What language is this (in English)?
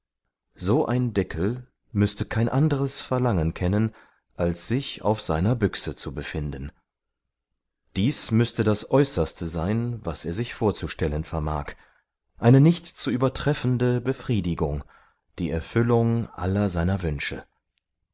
German